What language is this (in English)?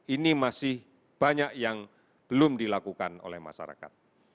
Indonesian